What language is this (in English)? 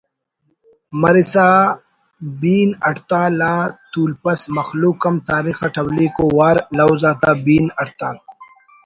Brahui